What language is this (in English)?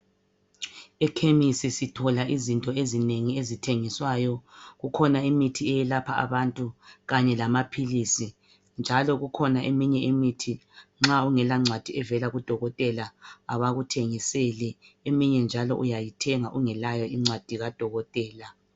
North Ndebele